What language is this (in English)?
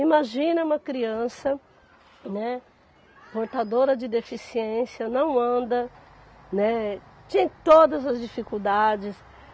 Portuguese